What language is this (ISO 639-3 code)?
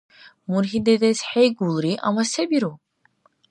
dar